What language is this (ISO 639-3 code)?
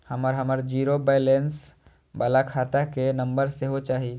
mai